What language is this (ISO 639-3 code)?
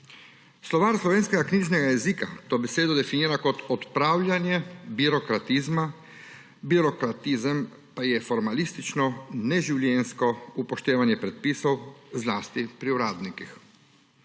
slv